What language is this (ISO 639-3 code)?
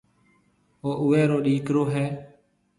mve